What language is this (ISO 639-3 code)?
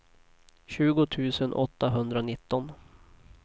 swe